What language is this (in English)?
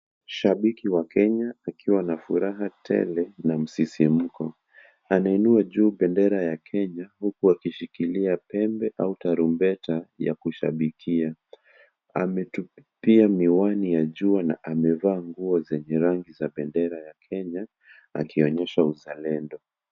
Swahili